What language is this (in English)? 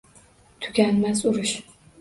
Uzbek